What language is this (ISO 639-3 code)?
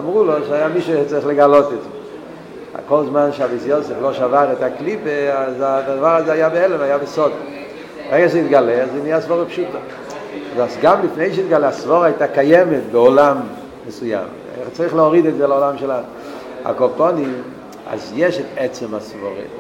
heb